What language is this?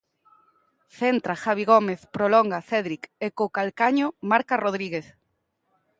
Galician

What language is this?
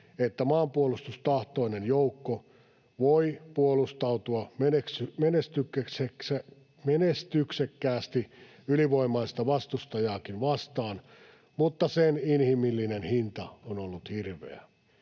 Finnish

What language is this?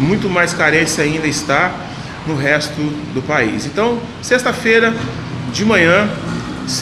Portuguese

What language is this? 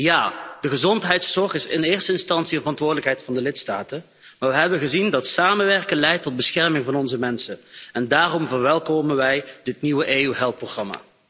Dutch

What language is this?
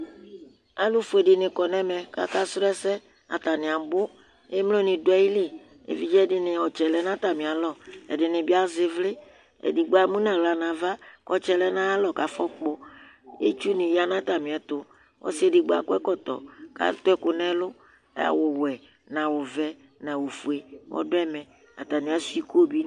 Ikposo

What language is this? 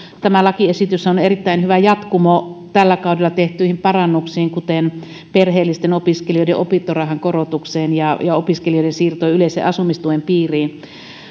Finnish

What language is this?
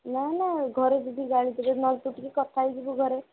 Odia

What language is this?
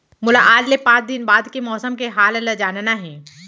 Chhattisgarhi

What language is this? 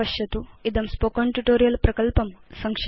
Sanskrit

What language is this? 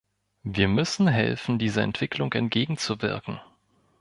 German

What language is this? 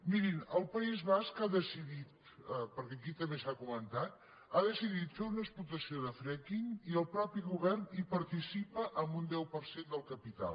Catalan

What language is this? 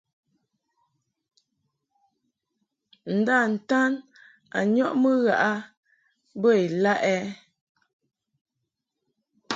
Mungaka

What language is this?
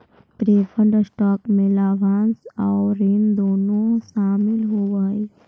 Magahi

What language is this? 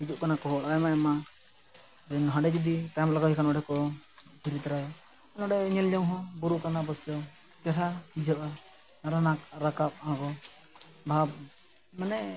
Santali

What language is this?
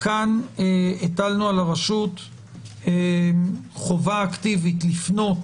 Hebrew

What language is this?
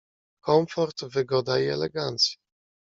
Polish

